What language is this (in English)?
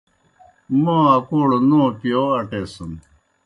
Kohistani Shina